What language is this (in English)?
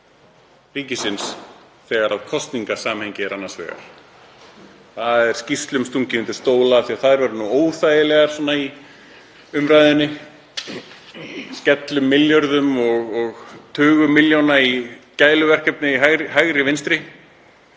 Icelandic